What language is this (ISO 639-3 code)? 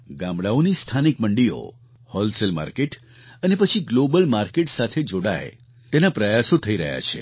guj